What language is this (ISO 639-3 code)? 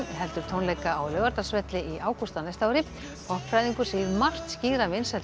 isl